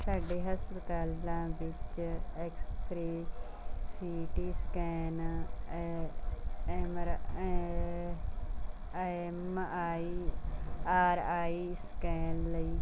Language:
Punjabi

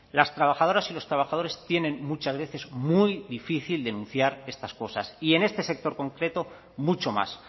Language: Spanish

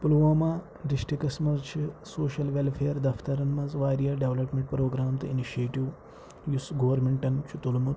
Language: Kashmiri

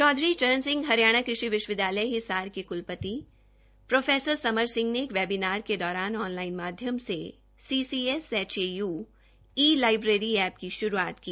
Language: Hindi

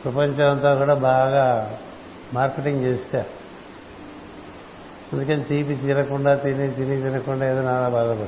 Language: Telugu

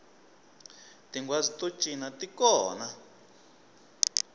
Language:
Tsonga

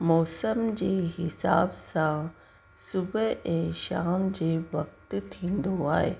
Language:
Sindhi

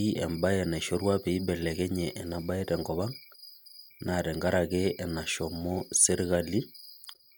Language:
Masai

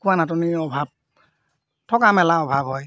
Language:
Assamese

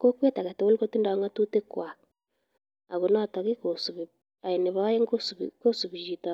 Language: Kalenjin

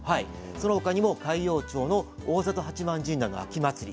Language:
Japanese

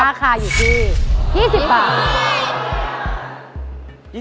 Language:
Thai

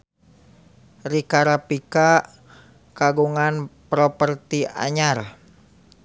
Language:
Sundanese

